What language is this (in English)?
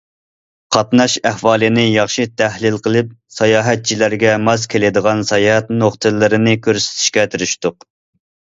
Uyghur